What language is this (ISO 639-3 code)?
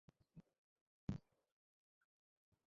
ben